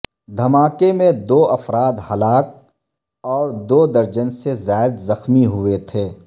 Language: Urdu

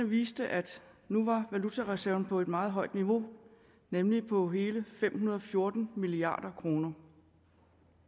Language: Danish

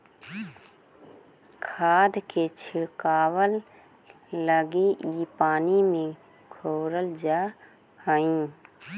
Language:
Magahi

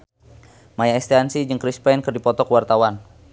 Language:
Sundanese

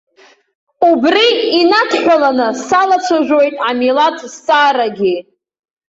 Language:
Abkhazian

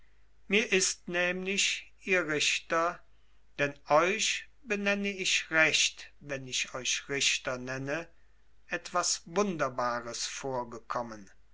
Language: German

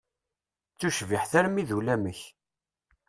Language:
Kabyle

